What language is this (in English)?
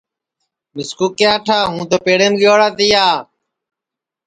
Sansi